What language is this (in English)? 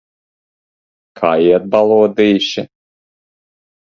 Latvian